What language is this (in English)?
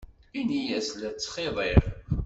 Kabyle